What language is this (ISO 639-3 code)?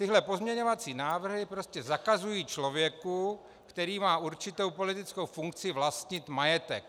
ces